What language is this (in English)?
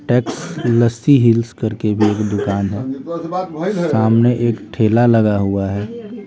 Hindi